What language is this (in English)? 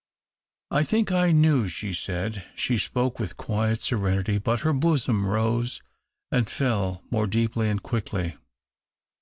English